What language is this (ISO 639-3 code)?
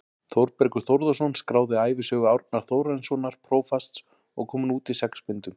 isl